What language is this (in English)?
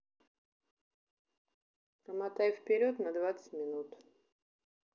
Russian